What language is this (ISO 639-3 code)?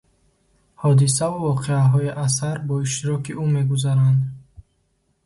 tgk